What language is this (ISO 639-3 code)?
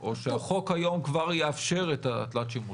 heb